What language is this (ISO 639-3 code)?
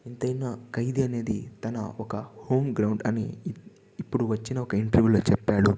tel